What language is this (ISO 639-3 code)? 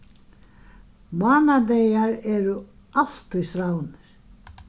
fao